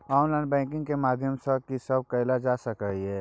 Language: Maithili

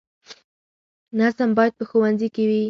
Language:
Pashto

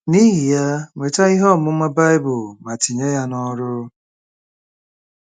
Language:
Igbo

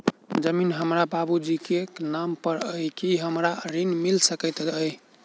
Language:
Maithili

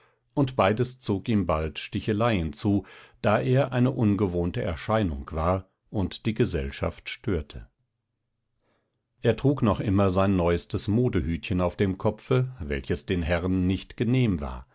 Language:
German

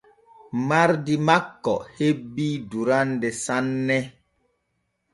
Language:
Borgu Fulfulde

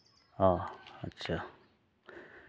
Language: Santali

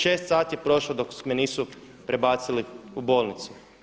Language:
Croatian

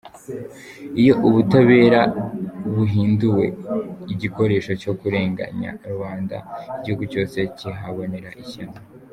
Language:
Kinyarwanda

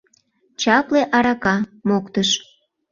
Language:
Mari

